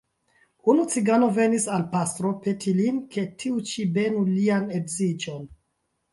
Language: Esperanto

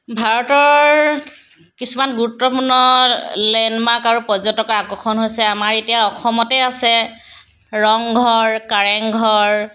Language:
Assamese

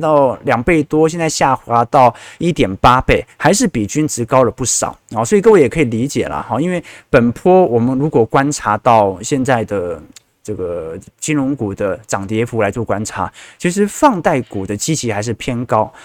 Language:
Chinese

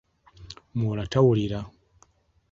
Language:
Ganda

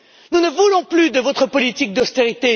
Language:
French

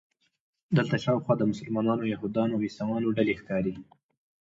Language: Pashto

